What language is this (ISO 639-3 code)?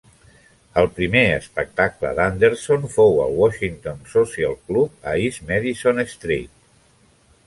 cat